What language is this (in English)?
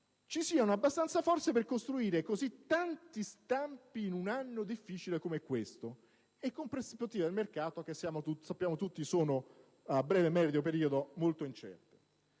Italian